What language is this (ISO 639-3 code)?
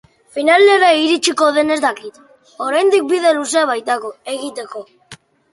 eus